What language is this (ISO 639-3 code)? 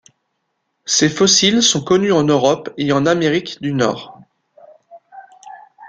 fra